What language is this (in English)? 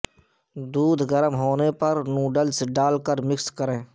Urdu